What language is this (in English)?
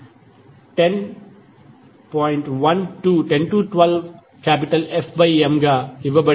Telugu